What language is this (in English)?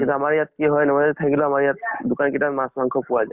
Assamese